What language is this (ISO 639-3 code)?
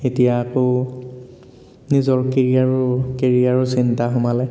asm